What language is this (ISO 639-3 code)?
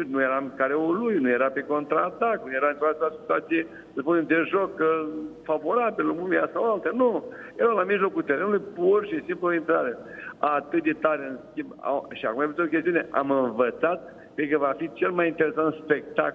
ron